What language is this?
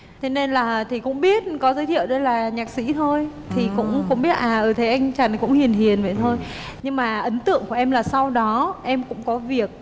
Vietnamese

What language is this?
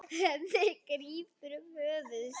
Icelandic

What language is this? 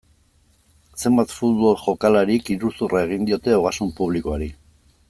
Basque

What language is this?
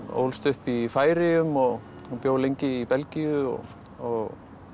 Icelandic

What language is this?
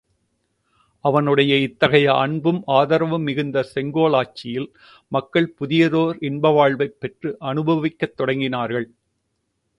Tamil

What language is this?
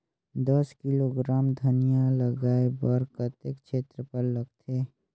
Chhattisgarhi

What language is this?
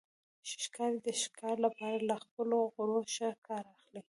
Pashto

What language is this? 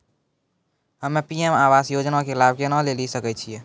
Maithili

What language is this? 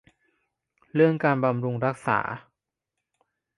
Thai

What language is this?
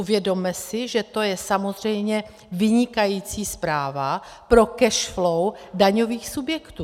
Czech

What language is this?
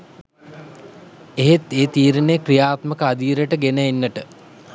Sinhala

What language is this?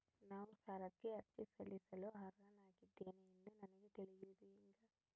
Kannada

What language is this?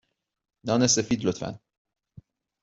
Persian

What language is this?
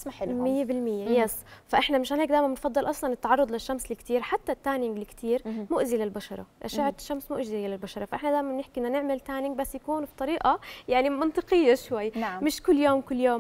Arabic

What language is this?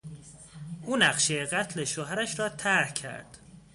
Persian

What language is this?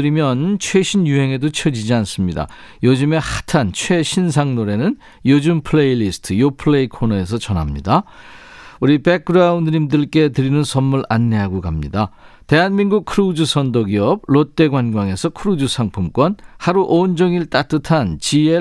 Korean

